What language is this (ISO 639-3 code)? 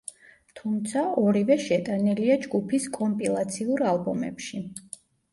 kat